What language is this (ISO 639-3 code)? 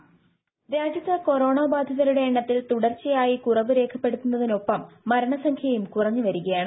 mal